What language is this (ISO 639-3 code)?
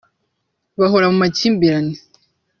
kin